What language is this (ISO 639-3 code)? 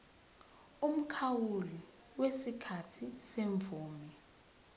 zul